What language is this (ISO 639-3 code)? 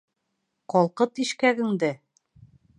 bak